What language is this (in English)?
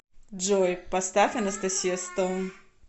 Russian